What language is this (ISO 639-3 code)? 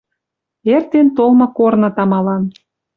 mrj